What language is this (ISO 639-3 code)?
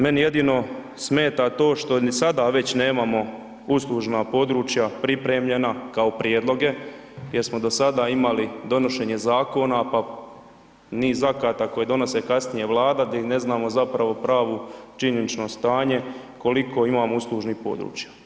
hrv